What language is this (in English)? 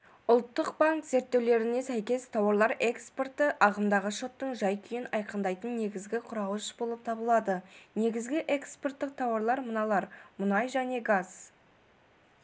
Kazakh